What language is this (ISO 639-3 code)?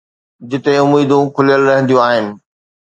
snd